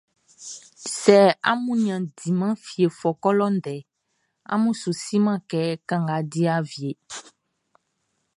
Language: Baoulé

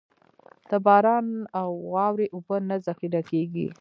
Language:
Pashto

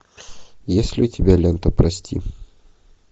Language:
Russian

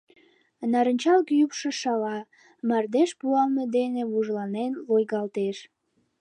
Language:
Mari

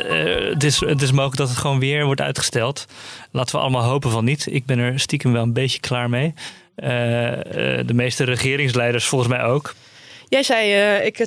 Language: Dutch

